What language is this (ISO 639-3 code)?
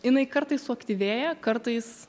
lit